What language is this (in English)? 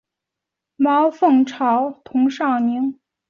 Chinese